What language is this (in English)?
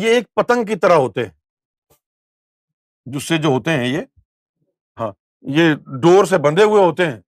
Urdu